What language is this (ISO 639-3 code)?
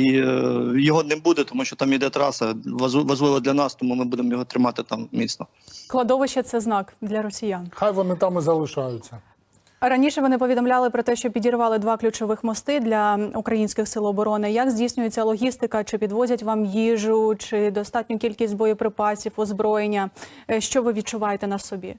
ukr